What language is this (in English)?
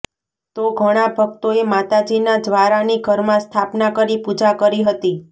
Gujarati